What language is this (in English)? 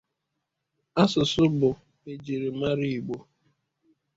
Igbo